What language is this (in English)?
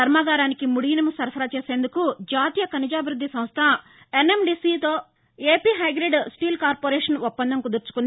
Telugu